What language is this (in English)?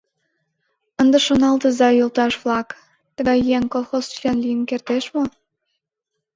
Mari